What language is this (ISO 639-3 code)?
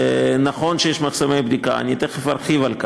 heb